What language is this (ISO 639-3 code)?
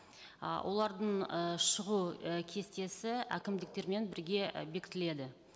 kaz